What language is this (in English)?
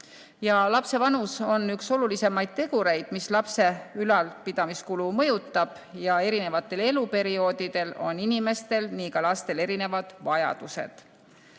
Estonian